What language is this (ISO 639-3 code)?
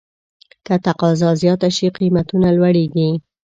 pus